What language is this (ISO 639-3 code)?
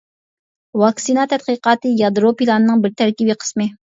uig